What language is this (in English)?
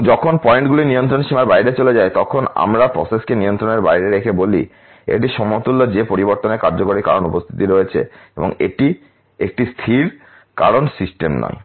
Bangla